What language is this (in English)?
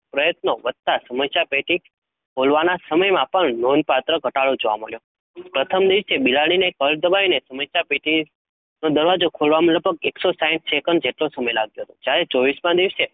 Gujarati